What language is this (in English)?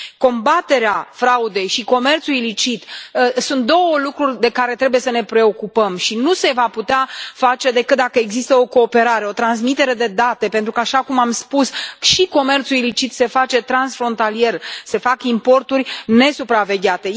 Romanian